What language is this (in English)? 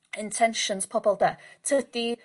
Welsh